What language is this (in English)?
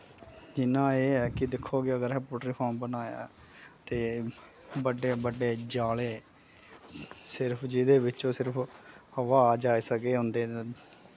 Dogri